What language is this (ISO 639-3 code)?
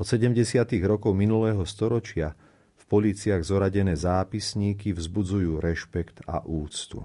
slk